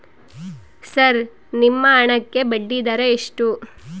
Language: Kannada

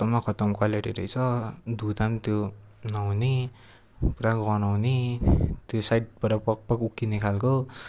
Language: Nepali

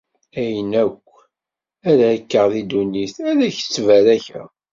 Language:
Kabyle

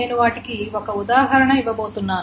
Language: Telugu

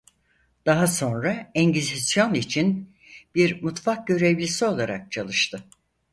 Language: Turkish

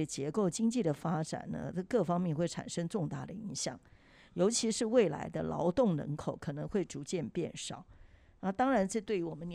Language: Chinese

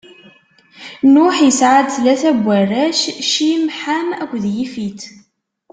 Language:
Kabyle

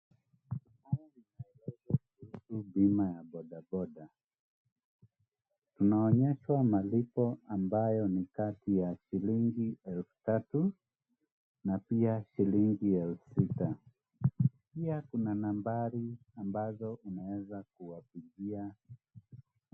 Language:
Swahili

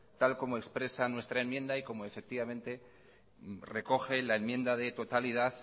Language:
Spanish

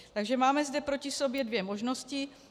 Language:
Czech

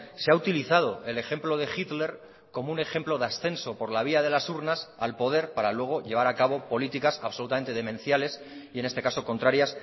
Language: Spanish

